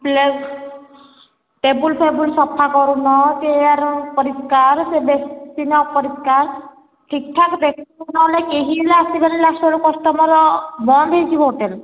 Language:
Odia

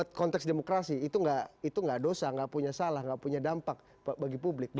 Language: Indonesian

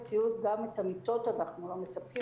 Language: Hebrew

